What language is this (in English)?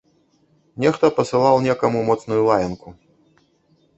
Belarusian